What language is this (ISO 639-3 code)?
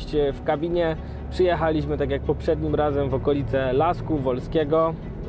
pol